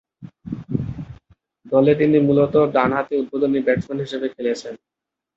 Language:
Bangla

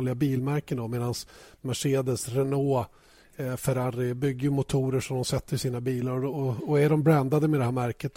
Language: Swedish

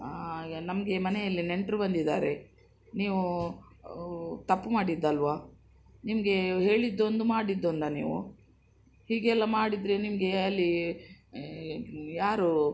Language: Kannada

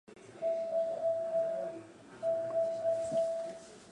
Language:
Japanese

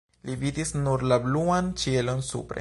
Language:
Esperanto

